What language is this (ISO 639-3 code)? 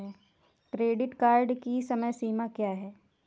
hin